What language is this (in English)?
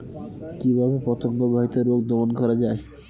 Bangla